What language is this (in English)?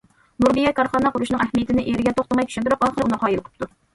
Uyghur